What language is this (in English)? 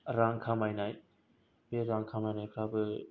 Bodo